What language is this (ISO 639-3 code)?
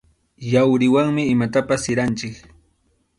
qxu